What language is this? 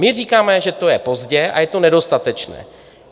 Czech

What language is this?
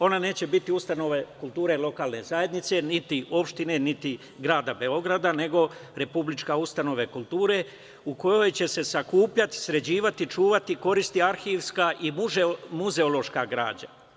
Serbian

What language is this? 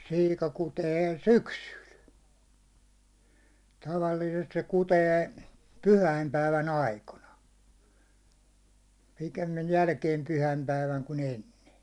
Finnish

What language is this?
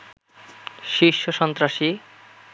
Bangla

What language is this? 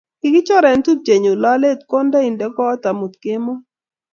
Kalenjin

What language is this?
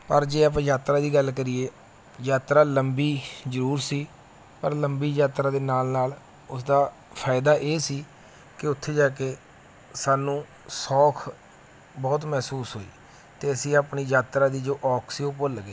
Punjabi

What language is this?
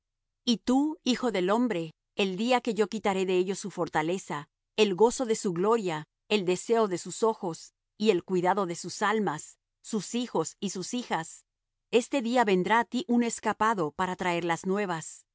Spanish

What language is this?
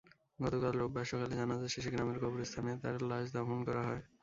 Bangla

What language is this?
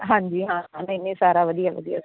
Punjabi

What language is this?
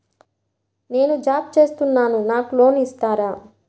Telugu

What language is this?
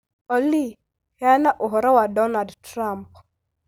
Kikuyu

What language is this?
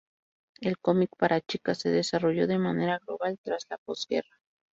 Spanish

